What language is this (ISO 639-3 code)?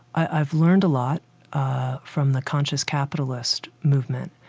eng